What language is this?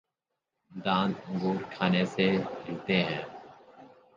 Urdu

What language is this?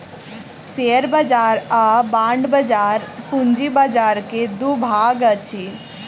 Maithili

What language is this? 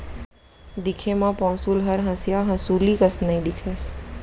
Chhattisgarhi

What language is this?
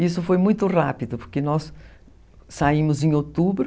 Portuguese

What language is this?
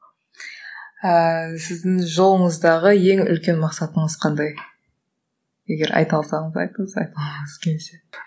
Kazakh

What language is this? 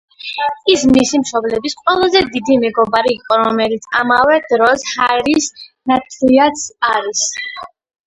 Georgian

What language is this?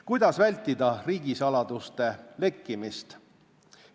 Estonian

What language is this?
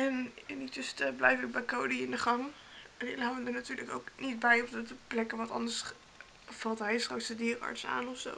Dutch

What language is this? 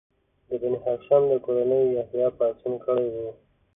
Pashto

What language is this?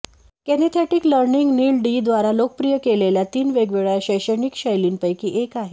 Marathi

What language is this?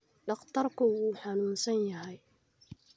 Somali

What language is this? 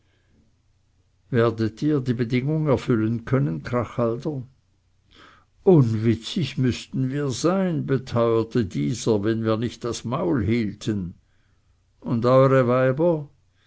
German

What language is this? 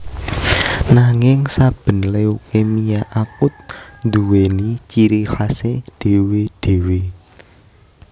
Javanese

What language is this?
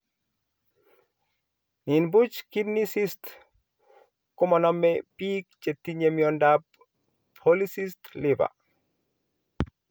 Kalenjin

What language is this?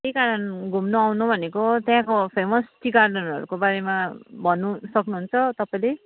Nepali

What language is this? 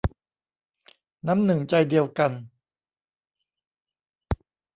Thai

